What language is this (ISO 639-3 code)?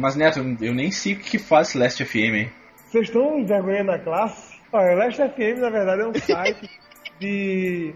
por